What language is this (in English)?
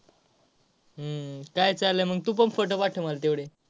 Marathi